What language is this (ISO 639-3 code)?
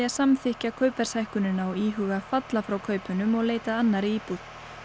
isl